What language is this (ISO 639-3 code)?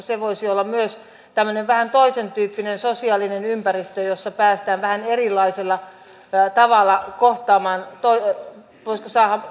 fin